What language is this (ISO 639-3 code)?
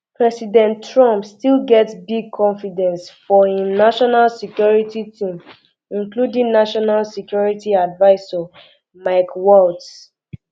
pcm